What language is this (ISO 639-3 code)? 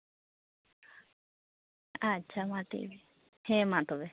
sat